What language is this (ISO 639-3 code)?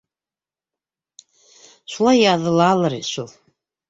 bak